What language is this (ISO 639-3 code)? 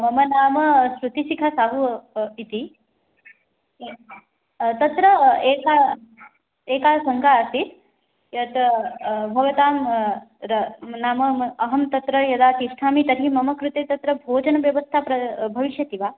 san